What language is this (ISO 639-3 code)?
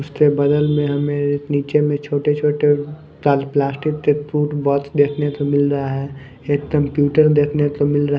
hin